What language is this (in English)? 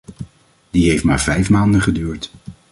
Dutch